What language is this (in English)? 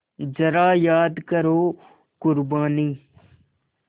Hindi